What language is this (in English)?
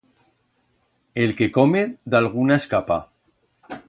Aragonese